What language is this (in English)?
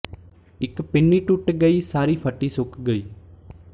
Punjabi